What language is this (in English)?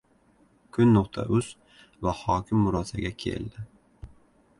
Uzbek